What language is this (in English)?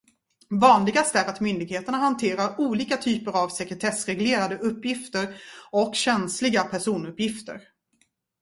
Swedish